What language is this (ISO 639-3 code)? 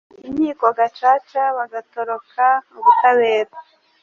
kin